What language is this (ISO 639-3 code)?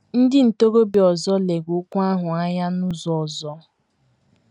ibo